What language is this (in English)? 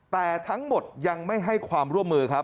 Thai